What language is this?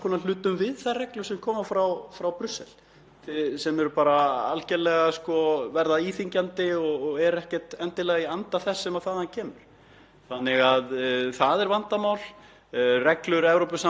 Icelandic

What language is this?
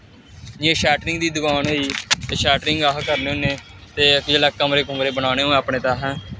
Dogri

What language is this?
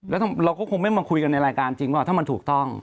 Thai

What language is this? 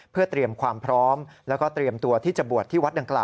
Thai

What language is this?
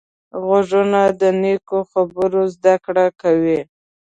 Pashto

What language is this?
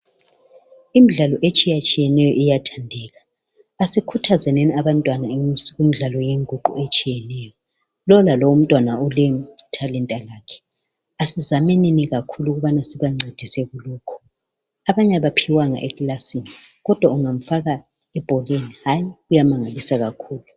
North Ndebele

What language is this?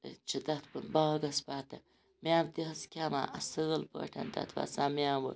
Kashmiri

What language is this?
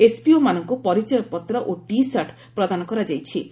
Odia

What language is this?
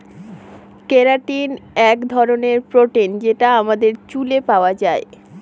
Bangla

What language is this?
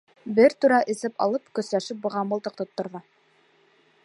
Bashkir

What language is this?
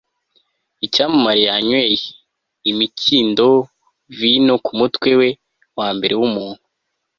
Kinyarwanda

